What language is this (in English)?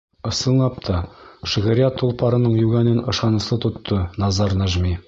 Bashkir